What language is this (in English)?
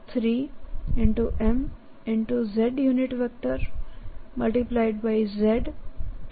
Gujarati